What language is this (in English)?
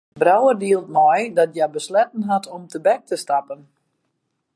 Western Frisian